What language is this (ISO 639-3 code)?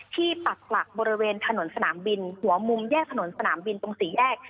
tha